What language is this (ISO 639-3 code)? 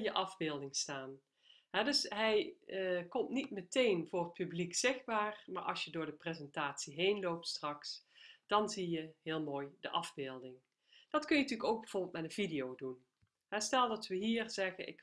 nld